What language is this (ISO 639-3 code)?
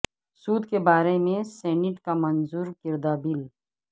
urd